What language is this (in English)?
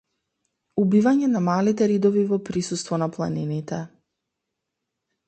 Macedonian